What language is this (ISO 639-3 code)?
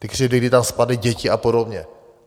ces